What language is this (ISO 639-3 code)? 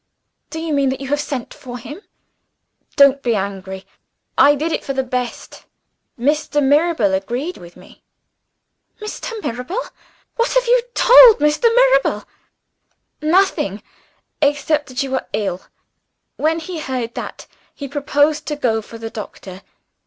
eng